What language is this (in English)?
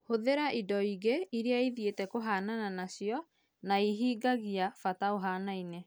Kikuyu